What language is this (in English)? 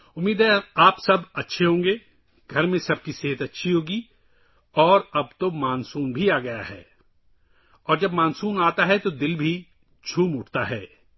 Urdu